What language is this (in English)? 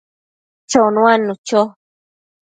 Matsés